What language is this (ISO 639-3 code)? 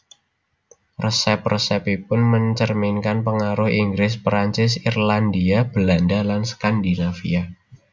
jav